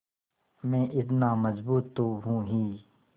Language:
Hindi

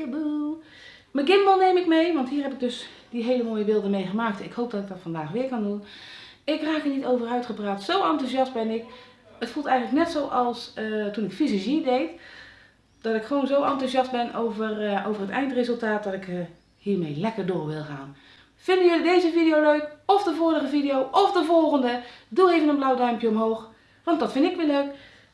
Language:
Dutch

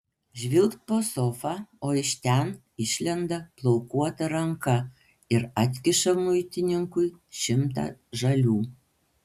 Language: Lithuanian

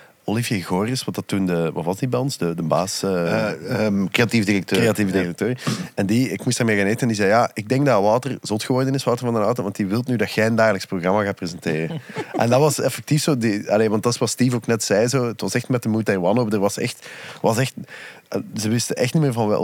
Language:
Dutch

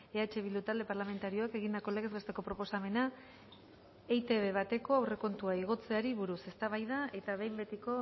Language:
Basque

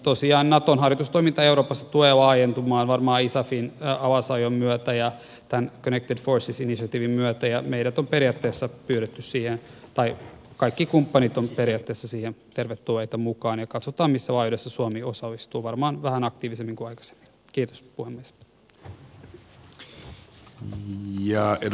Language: Finnish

